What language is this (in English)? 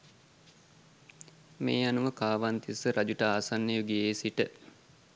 Sinhala